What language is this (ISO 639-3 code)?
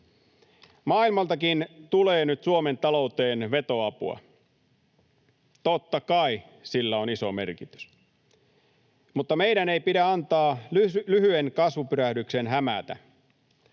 fin